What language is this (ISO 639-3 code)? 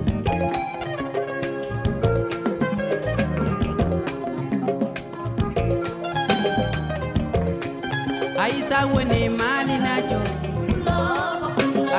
ful